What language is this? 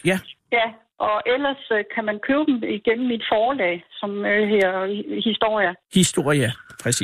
Danish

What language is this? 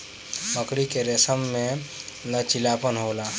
Bhojpuri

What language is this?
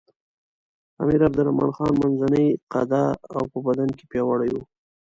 Pashto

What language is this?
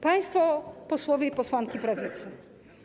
Polish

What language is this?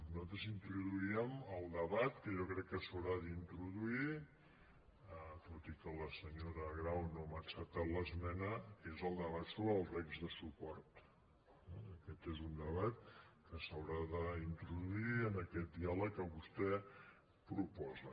Catalan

